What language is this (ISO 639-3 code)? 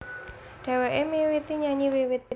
jav